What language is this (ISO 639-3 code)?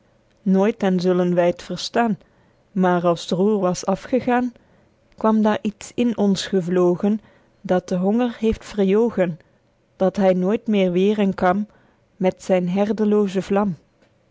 nld